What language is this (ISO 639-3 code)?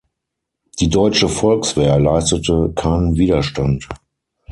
deu